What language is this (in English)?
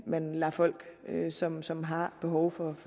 Danish